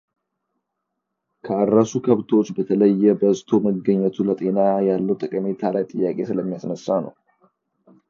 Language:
Amharic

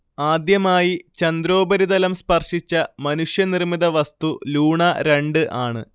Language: Malayalam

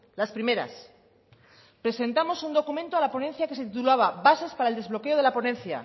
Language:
Spanish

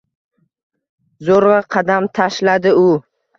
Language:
Uzbek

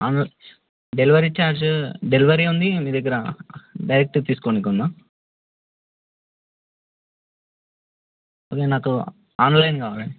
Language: Telugu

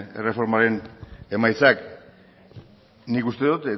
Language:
Basque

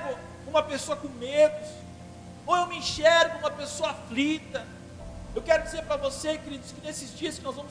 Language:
Portuguese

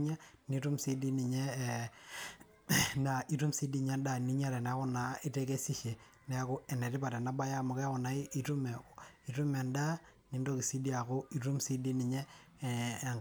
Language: Masai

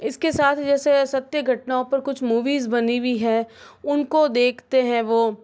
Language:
Hindi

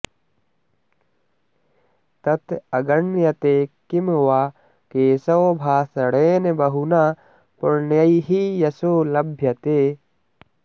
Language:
Sanskrit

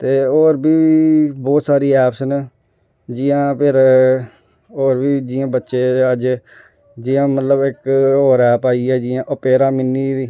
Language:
Dogri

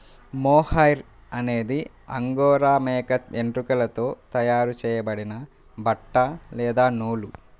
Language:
Telugu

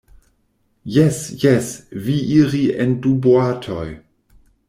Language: Esperanto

